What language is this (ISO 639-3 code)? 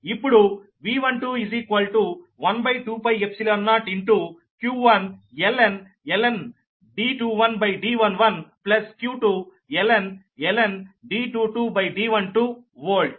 tel